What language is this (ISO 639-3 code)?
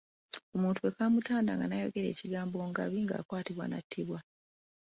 lug